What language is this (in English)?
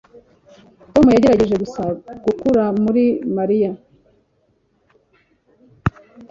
Kinyarwanda